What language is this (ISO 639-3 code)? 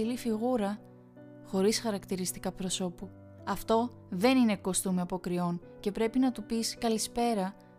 ell